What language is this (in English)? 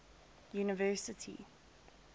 English